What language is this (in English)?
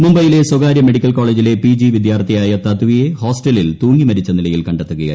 Malayalam